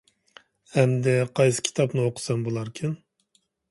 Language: Uyghur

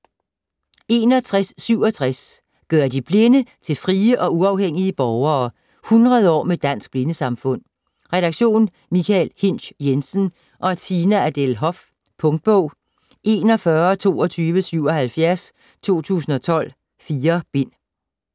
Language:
Danish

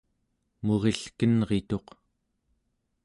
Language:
Central Yupik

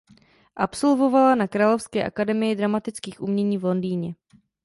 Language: Czech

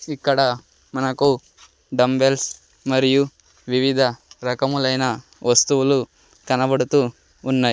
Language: Telugu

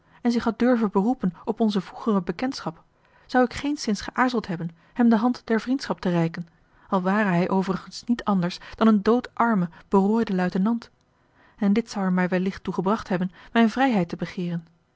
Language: Dutch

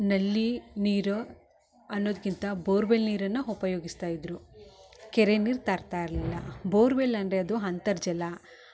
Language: Kannada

